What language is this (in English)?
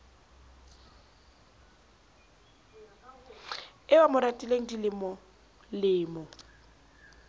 Southern Sotho